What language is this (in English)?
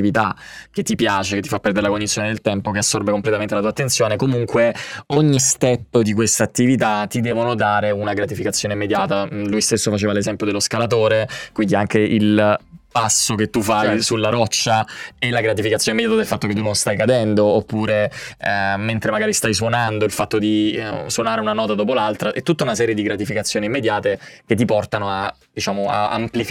Italian